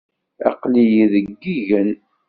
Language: Kabyle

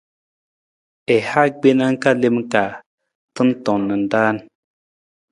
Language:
Nawdm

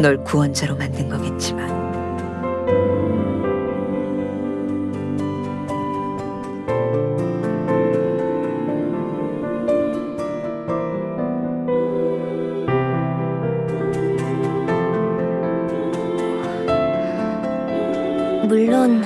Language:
Korean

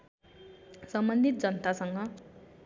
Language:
Nepali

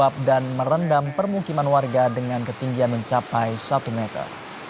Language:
Indonesian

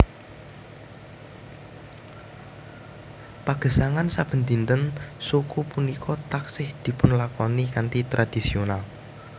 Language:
Javanese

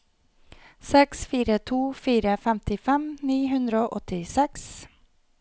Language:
Norwegian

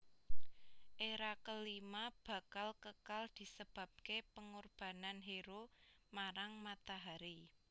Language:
Javanese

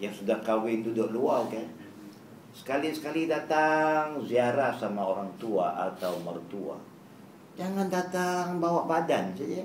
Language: Malay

